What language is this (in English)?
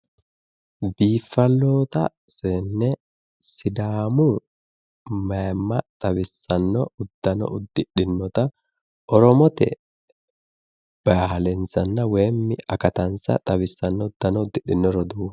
Sidamo